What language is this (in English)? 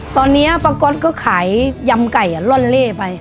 Thai